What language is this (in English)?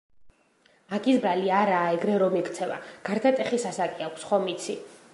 Georgian